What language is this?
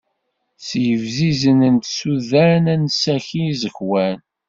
Kabyle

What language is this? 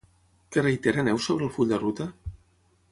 Catalan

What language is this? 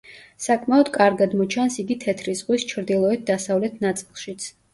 Georgian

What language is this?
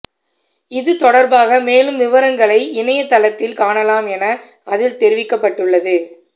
Tamil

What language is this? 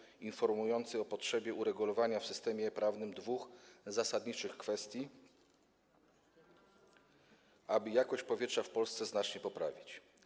Polish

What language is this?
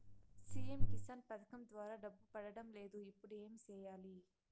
Telugu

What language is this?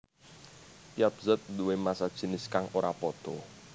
Javanese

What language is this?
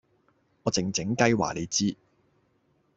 Cantonese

